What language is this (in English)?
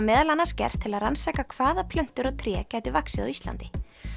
Icelandic